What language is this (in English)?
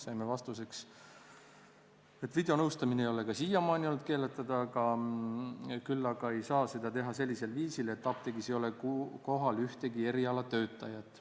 Estonian